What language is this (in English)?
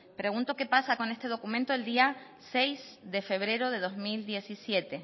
Spanish